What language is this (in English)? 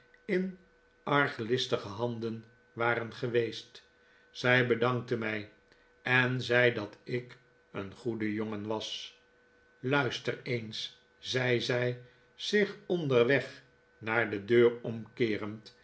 Dutch